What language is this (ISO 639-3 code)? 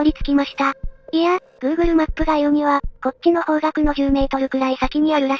jpn